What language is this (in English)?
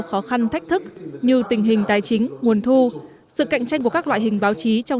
Vietnamese